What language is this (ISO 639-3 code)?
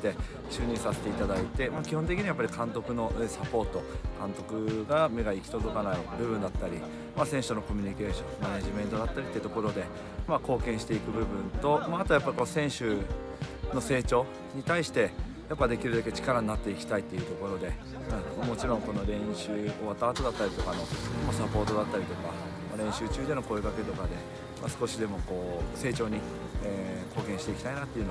jpn